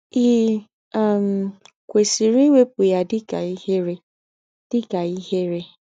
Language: Igbo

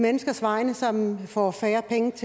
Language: Danish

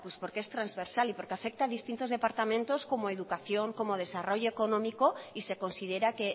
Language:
Spanish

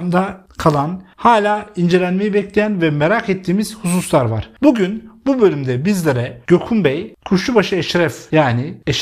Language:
Turkish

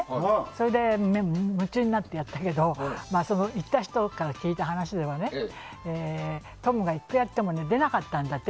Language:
Japanese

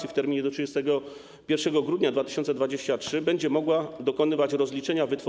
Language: Polish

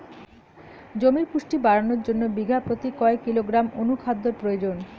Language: Bangla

